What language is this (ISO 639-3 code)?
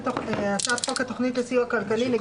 heb